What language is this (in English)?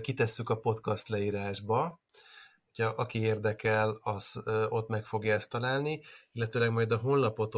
Hungarian